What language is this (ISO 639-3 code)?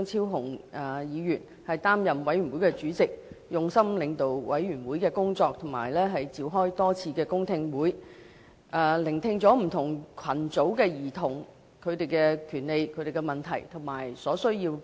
yue